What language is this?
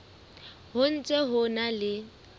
Southern Sotho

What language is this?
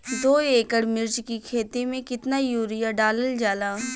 Bhojpuri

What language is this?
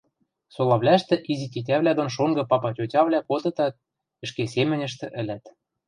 Western Mari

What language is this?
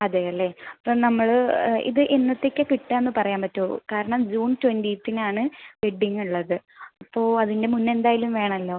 Malayalam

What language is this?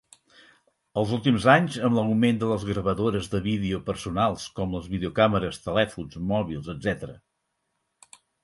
Catalan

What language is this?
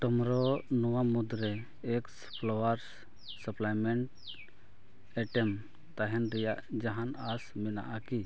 Santali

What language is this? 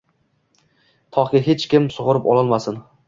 Uzbek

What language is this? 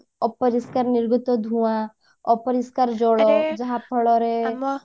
Odia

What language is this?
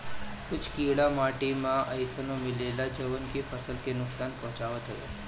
Bhojpuri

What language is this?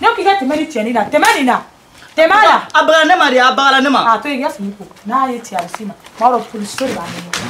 Korean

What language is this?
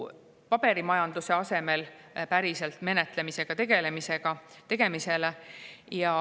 Estonian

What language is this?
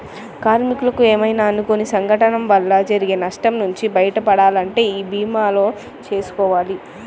Telugu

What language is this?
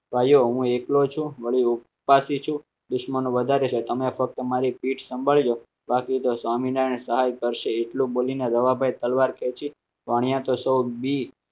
Gujarati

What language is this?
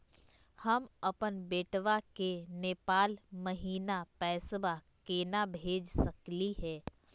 Magahi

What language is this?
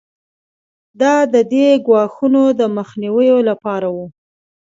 Pashto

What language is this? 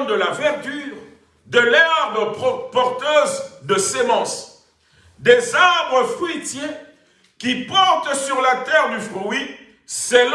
French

